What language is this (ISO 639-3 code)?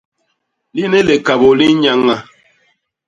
bas